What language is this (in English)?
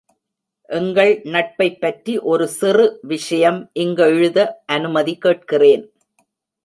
Tamil